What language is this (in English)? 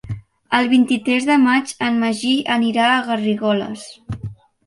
Catalan